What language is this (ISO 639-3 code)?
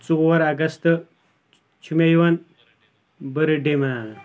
kas